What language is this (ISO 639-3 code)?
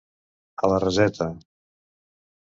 cat